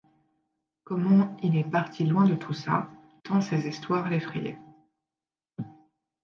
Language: French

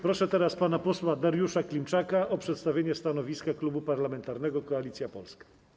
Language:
Polish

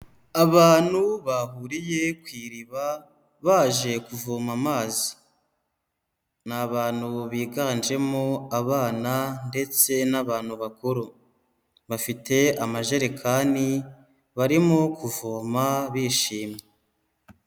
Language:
Kinyarwanda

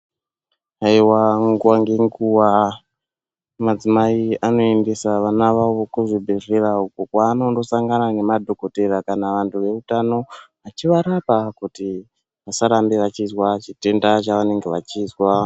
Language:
Ndau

